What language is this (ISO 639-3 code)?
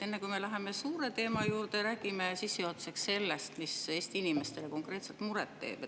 est